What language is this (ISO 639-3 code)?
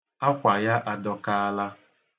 ibo